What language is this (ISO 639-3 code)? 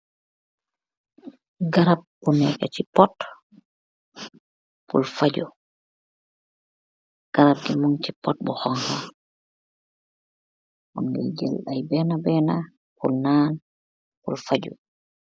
wol